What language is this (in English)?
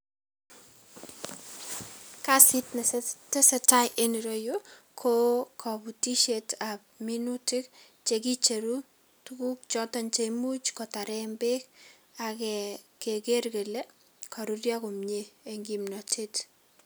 Kalenjin